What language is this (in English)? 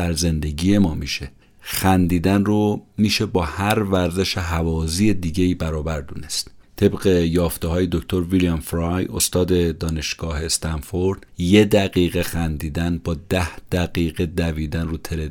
Persian